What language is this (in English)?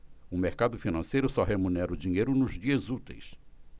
Portuguese